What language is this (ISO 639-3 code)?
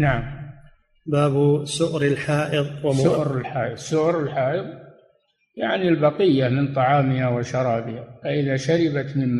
ara